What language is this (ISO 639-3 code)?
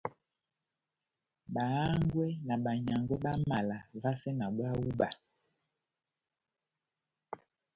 bnm